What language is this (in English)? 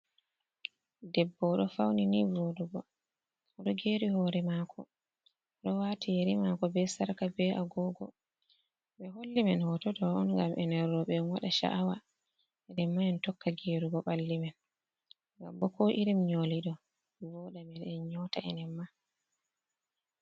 Fula